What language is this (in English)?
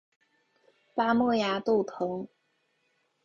Chinese